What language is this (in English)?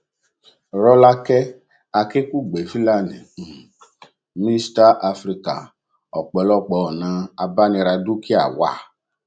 Yoruba